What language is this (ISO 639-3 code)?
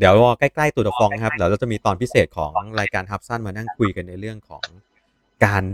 tha